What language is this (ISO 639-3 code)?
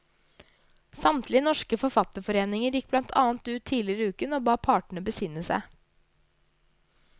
nor